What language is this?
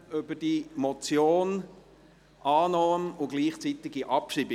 Swiss German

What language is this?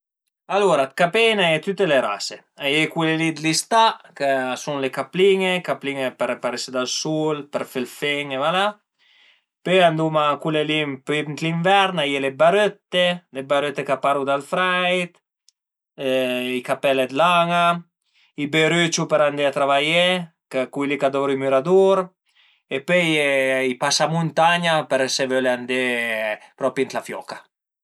Piedmontese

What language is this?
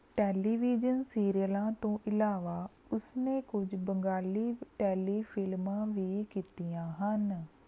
Punjabi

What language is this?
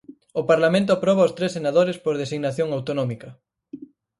Galician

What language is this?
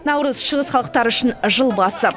Kazakh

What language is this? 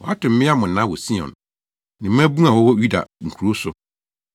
Akan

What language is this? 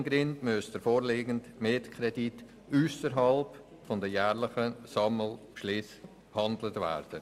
Swiss German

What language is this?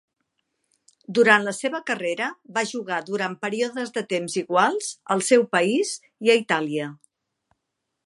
Catalan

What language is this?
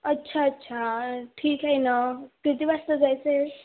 Marathi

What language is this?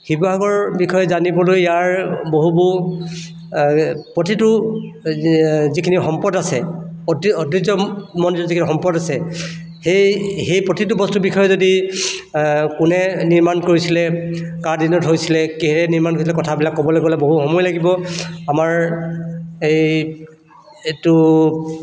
Assamese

